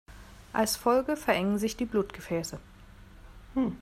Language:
German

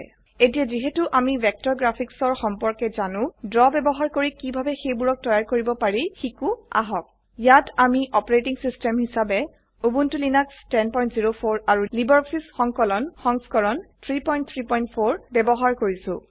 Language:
Assamese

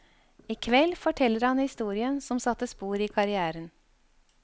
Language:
Norwegian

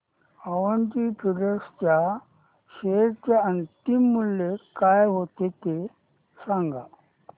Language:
Marathi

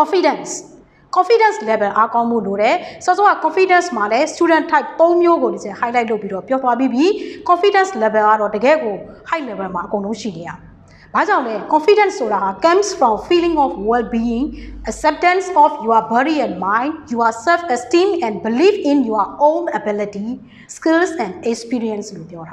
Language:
Thai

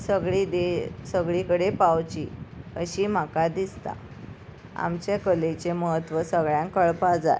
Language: Konkani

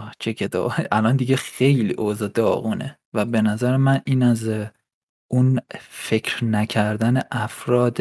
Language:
Persian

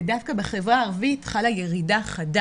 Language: Hebrew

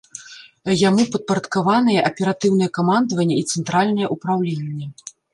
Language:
Belarusian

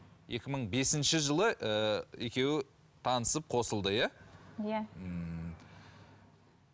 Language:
Kazakh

